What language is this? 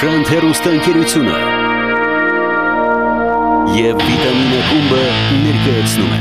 Romanian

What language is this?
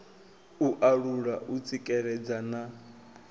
Venda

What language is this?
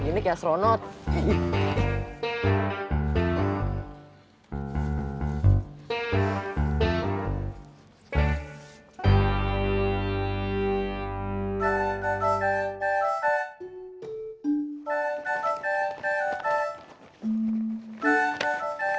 Indonesian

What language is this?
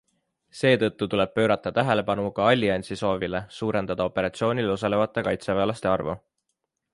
Estonian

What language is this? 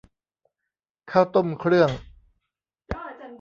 Thai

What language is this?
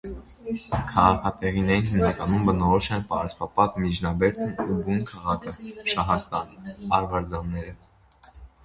Armenian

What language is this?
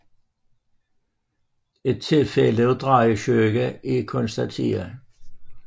Danish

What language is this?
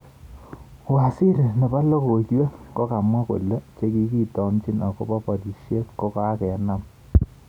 Kalenjin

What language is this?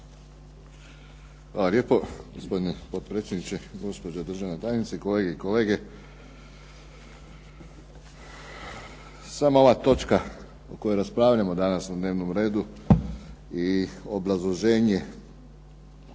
Croatian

